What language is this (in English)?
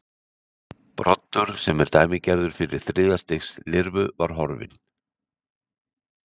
Icelandic